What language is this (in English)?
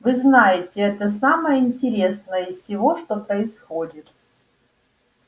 Russian